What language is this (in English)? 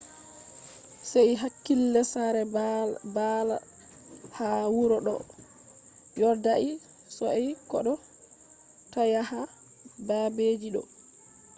Fula